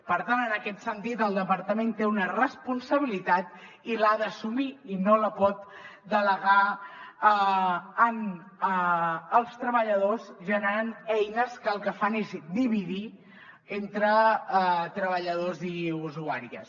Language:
Catalan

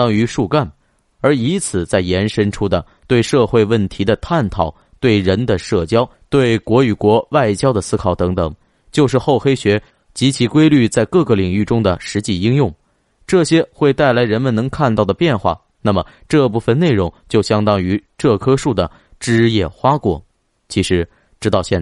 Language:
Chinese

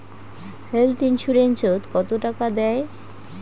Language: Bangla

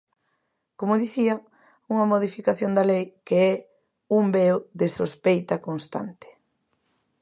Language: Galician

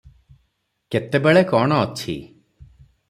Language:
Odia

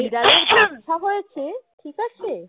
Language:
Bangla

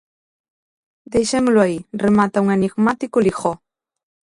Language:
Galician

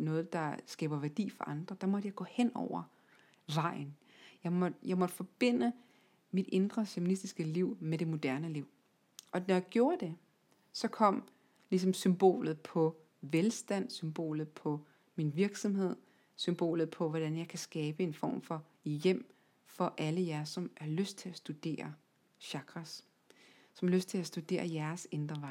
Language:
Danish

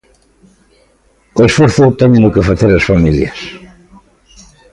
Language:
Galician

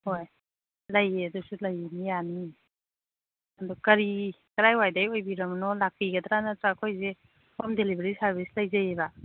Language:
Manipuri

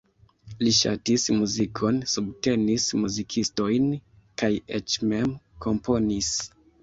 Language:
Esperanto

